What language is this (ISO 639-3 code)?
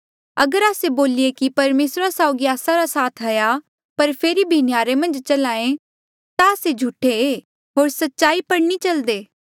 mjl